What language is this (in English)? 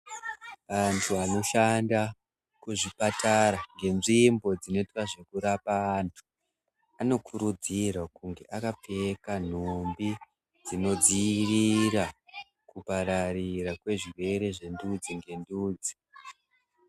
Ndau